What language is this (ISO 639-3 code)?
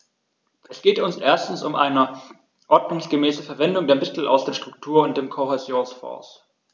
deu